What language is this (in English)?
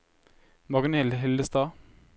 Norwegian